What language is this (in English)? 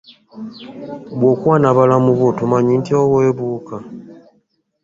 Ganda